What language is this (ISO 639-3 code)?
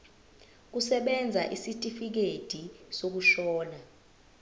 zul